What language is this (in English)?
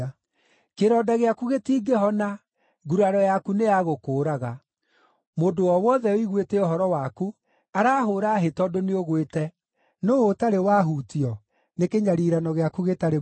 Kikuyu